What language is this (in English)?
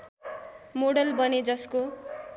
Nepali